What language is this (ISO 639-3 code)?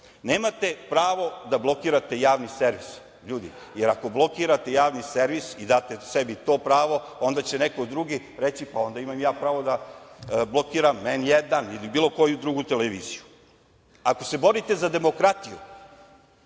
srp